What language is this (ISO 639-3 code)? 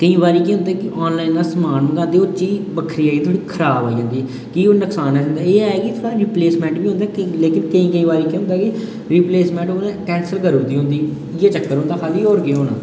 doi